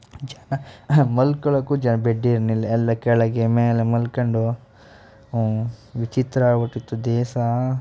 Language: Kannada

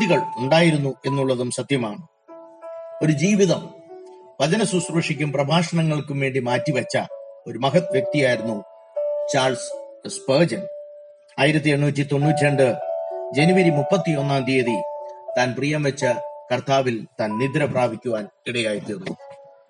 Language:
Malayalam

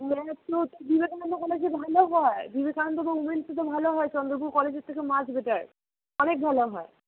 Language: Bangla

